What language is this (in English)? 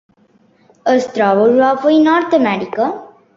Catalan